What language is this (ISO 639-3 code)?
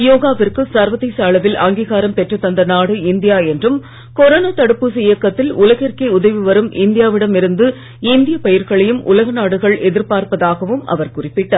tam